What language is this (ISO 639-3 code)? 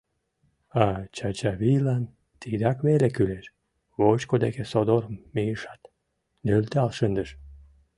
chm